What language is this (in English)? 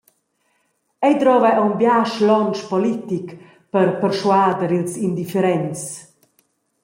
Romansh